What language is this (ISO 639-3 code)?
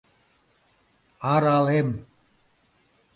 chm